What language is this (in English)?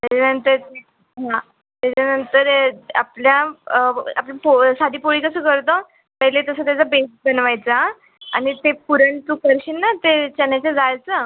Marathi